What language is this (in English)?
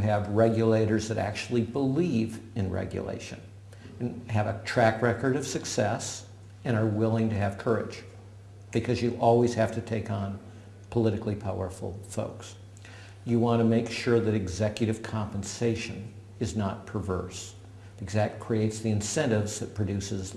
English